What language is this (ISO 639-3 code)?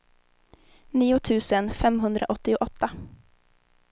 swe